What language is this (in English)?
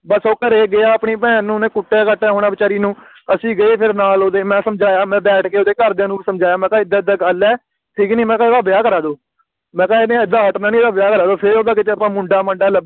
Punjabi